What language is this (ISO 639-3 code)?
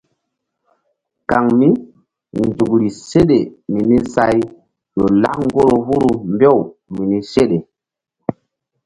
mdd